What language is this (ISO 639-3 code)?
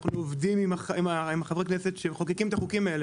heb